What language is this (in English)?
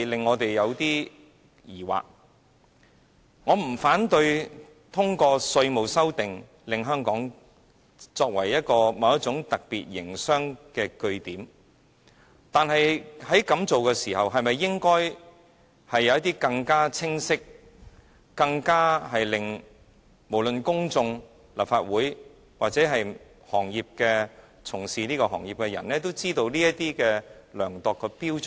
Cantonese